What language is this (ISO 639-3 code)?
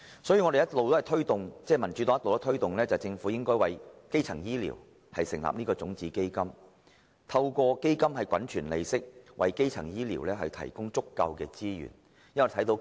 yue